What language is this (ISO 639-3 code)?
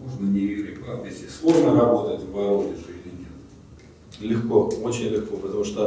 rus